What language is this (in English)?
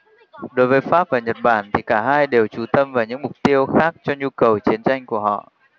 Vietnamese